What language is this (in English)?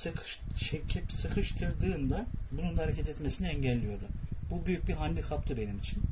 Turkish